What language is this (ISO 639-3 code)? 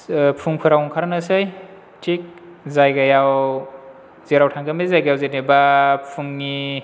brx